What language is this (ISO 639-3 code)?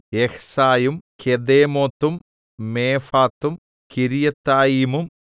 mal